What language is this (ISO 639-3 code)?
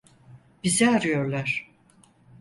tur